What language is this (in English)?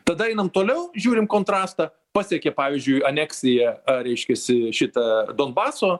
Lithuanian